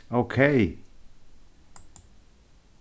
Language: Faroese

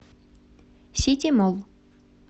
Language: Russian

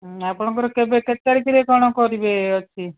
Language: Odia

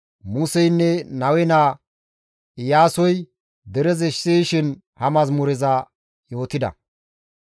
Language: Gamo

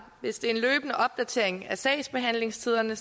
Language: Danish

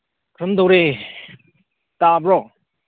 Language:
Manipuri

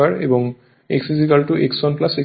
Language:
Bangla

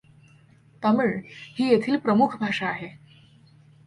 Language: Marathi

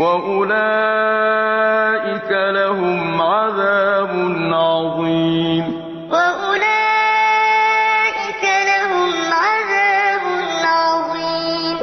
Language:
Arabic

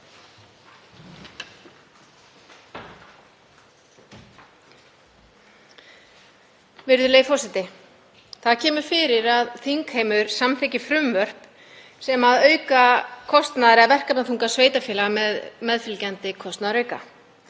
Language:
Icelandic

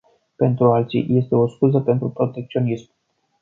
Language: Romanian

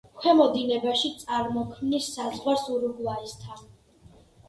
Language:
Georgian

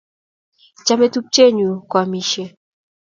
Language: Kalenjin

